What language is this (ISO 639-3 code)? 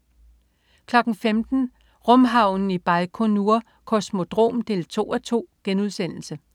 dan